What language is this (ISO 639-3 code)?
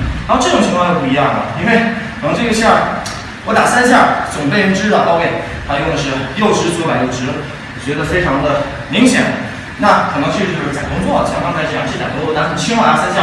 zho